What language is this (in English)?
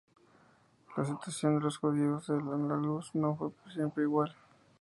Spanish